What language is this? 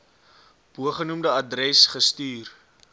Afrikaans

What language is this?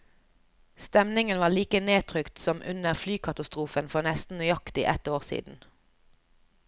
Norwegian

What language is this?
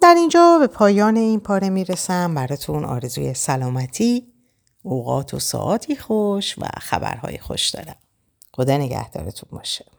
Persian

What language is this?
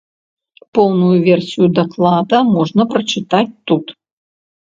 Belarusian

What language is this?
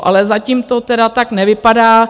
Czech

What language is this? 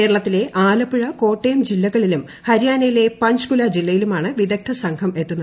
Malayalam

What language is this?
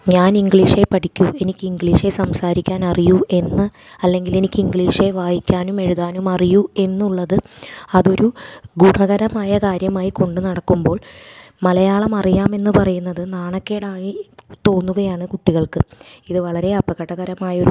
Malayalam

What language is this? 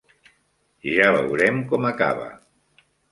Catalan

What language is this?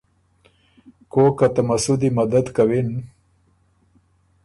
Ormuri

